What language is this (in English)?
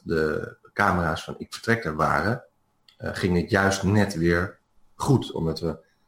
Dutch